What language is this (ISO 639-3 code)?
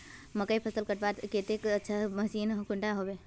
mag